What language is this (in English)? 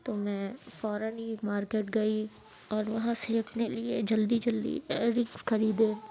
Urdu